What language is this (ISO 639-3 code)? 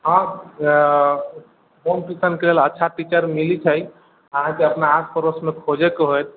mai